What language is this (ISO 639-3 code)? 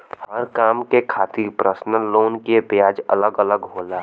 bho